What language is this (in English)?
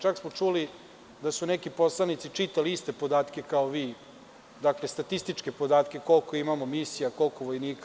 Serbian